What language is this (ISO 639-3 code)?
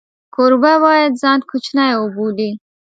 pus